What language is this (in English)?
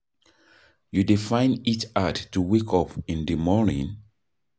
Nigerian Pidgin